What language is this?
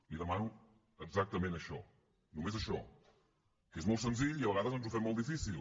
Catalan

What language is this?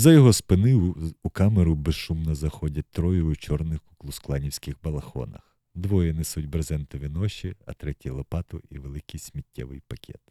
Ukrainian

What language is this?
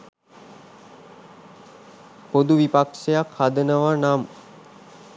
Sinhala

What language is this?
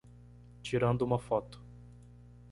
Portuguese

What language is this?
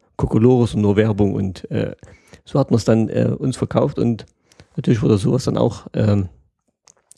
German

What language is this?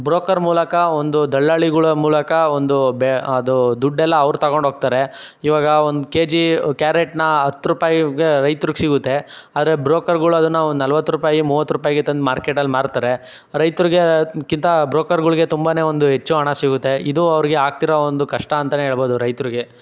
Kannada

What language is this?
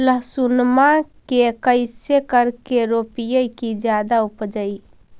Magahi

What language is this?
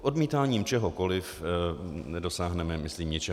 Czech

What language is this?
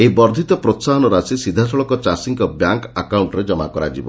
Odia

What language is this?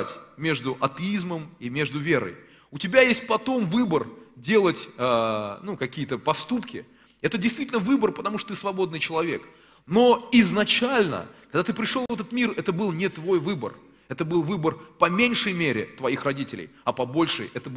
Russian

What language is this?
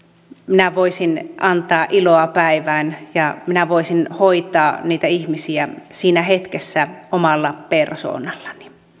Finnish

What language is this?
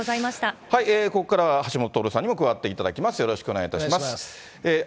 Japanese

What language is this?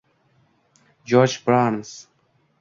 Uzbek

